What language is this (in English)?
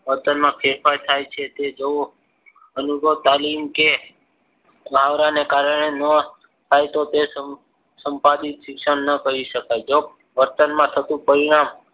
Gujarati